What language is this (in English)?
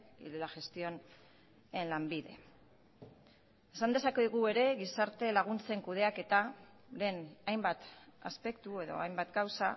Basque